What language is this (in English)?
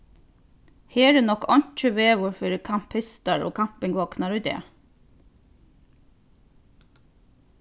Faroese